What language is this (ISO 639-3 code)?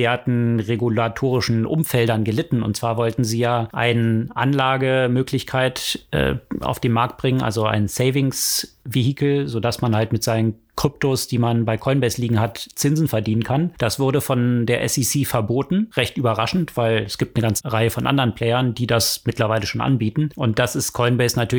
deu